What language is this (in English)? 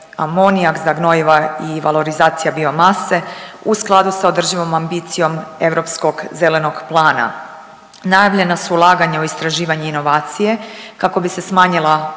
Croatian